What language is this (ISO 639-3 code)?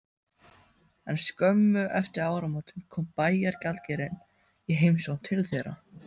isl